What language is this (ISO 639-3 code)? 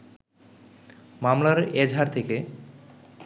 ben